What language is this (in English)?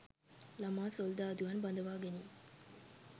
Sinhala